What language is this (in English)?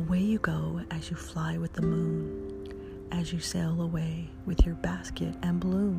English